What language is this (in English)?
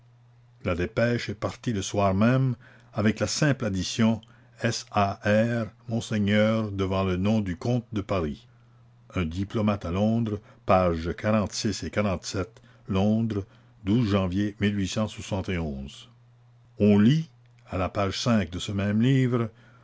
French